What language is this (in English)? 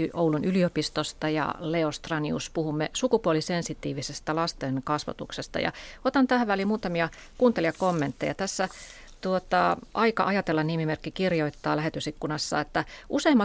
Finnish